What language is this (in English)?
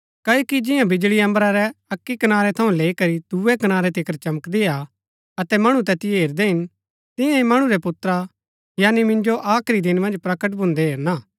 Gaddi